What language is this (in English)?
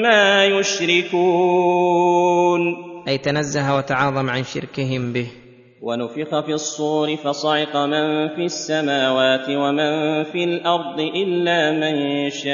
Arabic